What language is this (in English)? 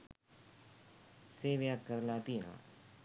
Sinhala